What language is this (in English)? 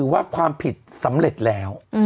Thai